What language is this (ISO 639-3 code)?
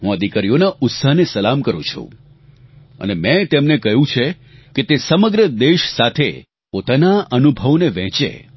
guj